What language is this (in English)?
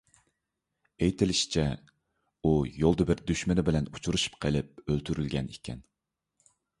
Uyghur